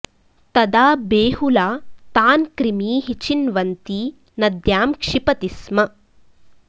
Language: Sanskrit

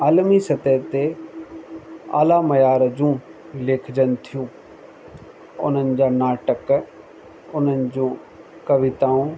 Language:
Sindhi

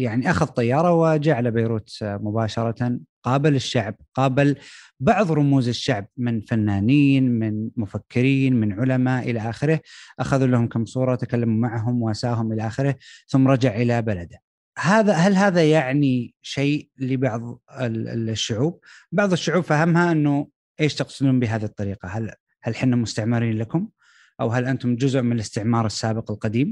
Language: Arabic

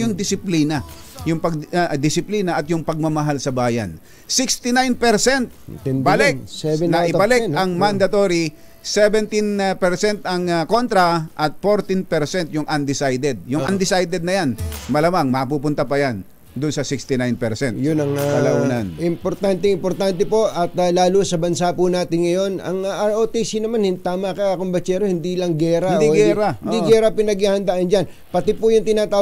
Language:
Filipino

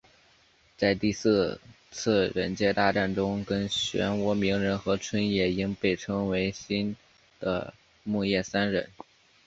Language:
Chinese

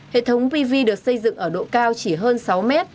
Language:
Vietnamese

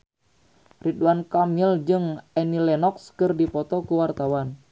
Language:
Sundanese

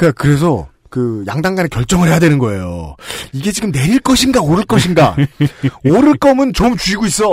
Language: Korean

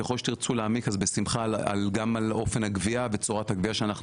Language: Hebrew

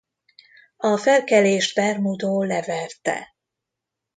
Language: Hungarian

